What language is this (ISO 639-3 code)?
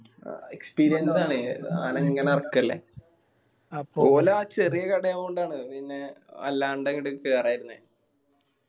mal